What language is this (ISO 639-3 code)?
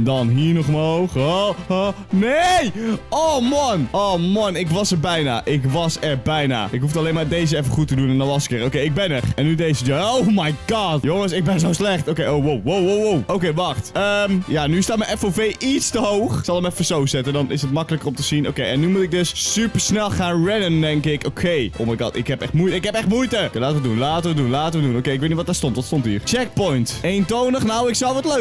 nld